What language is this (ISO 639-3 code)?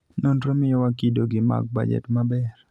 luo